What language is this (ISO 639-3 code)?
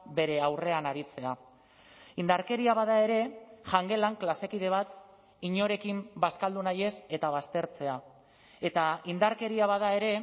eus